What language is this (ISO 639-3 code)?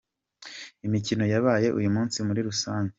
kin